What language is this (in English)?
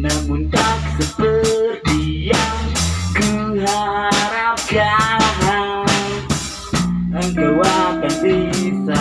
Indonesian